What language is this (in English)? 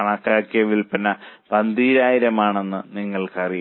Malayalam